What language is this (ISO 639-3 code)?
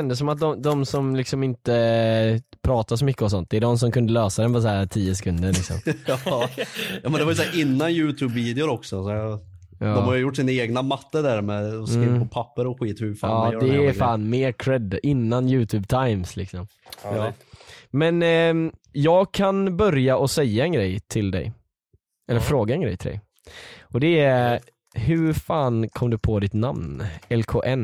swe